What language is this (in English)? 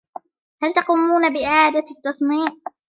Arabic